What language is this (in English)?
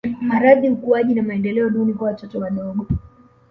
Swahili